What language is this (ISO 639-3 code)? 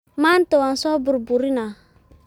som